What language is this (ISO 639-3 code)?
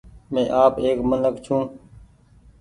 gig